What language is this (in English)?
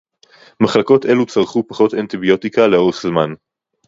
Hebrew